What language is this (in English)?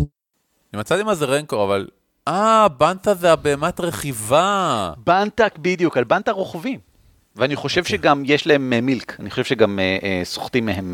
Hebrew